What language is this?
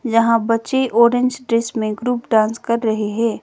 Hindi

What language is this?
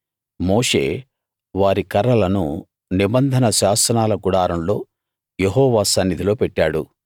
Telugu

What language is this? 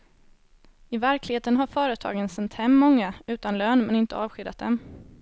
Swedish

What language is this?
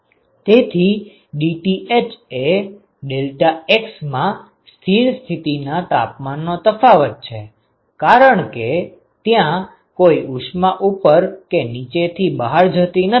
Gujarati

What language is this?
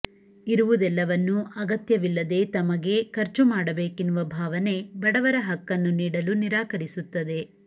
Kannada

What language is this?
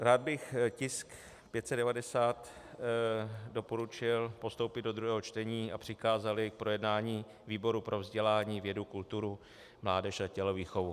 Czech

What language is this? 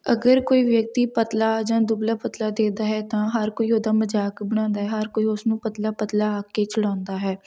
Punjabi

